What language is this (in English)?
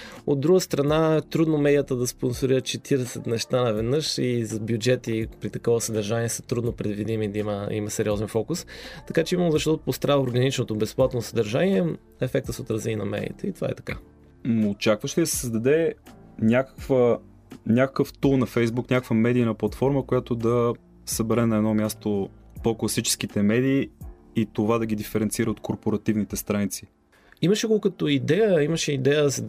Bulgarian